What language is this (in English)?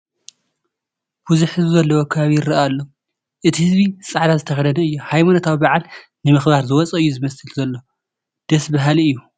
Tigrinya